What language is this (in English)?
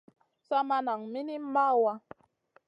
Masana